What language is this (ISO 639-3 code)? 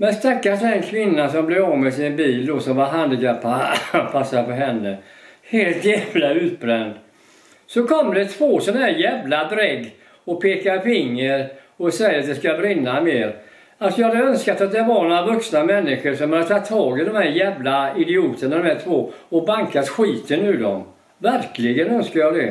swe